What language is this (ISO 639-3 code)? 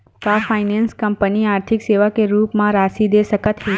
hne